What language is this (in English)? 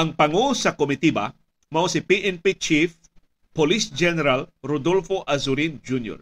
Filipino